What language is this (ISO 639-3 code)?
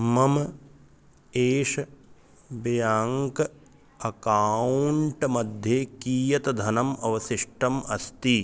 san